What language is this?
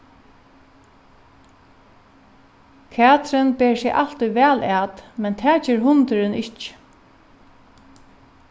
Faroese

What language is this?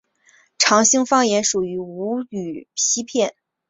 Chinese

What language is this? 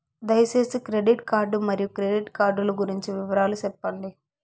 Telugu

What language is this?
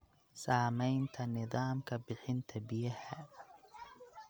Somali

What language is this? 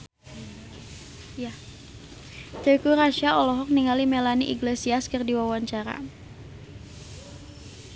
Sundanese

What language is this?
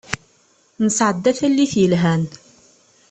Kabyle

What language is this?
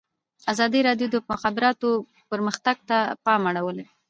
Pashto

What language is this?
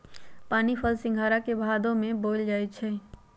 Magahi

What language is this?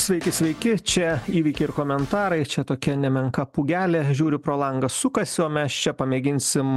Lithuanian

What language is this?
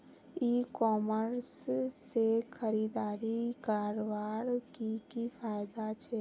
Magahi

